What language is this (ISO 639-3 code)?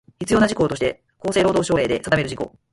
jpn